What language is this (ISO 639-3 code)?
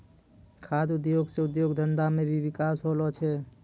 mai